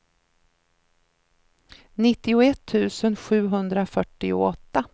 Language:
Swedish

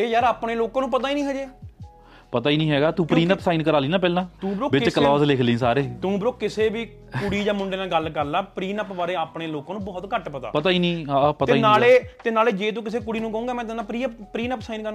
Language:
Punjabi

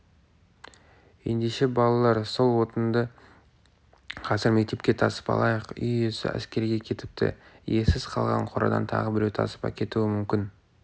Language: Kazakh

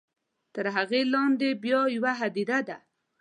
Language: Pashto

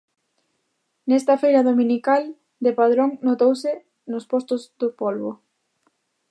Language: Galician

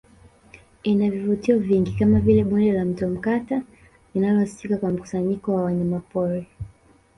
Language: Swahili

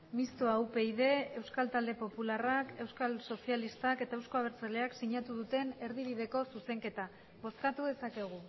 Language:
Basque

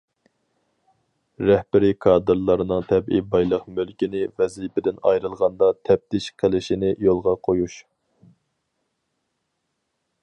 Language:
Uyghur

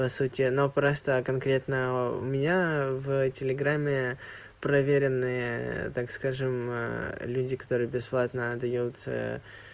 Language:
Russian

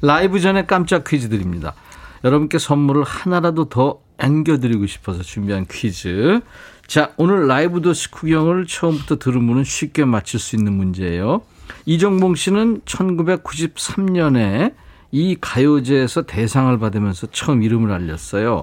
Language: Korean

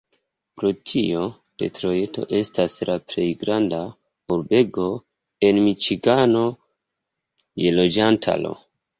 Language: Esperanto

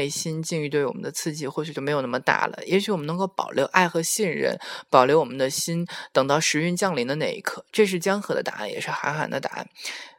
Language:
Chinese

